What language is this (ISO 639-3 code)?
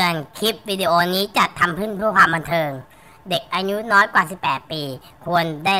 tha